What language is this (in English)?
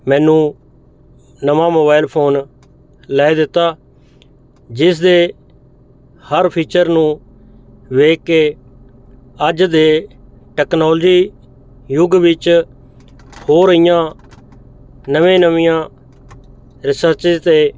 Punjabi